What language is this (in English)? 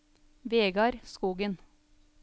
Norwegian